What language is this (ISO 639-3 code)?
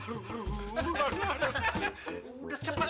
ind